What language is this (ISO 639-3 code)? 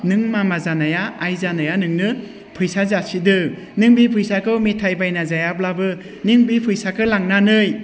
brx